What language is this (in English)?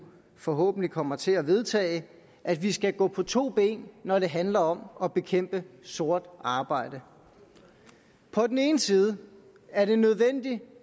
Danish